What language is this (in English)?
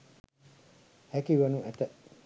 Sinhala